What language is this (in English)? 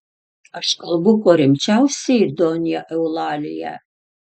Lithuanian